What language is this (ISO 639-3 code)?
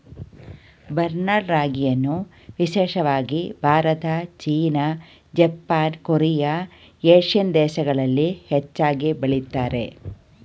kan